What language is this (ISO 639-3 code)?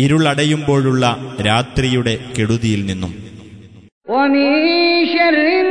mal